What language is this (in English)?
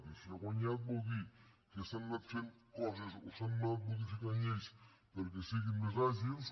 Catalan